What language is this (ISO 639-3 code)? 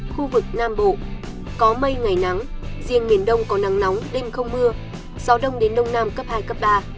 vie